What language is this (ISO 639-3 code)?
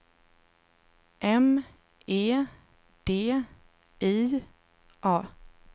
swe